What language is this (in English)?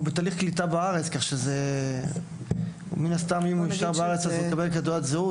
Hebrew